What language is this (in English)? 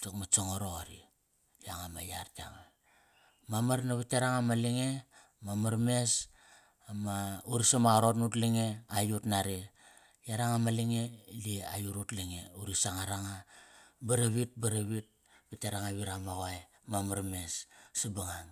Kairak